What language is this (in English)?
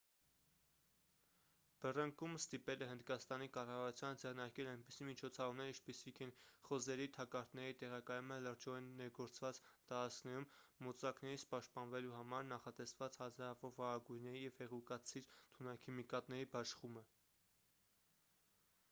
Armenian